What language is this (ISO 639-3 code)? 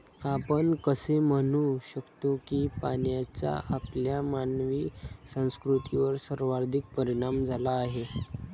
mar